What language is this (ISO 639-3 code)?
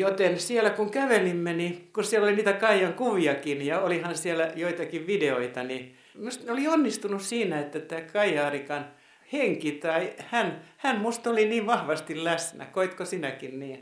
fin